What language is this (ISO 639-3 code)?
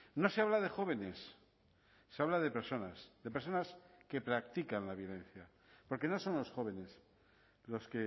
spa